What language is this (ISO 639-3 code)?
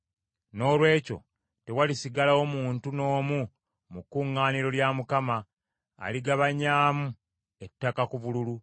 lug